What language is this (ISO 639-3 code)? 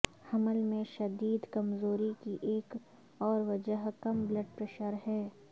urd